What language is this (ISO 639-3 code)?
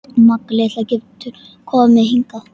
isl